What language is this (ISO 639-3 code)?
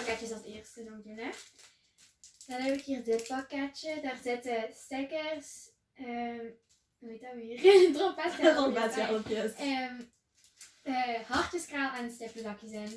nld